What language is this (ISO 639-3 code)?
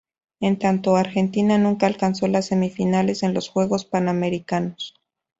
spa